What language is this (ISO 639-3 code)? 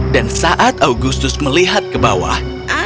ind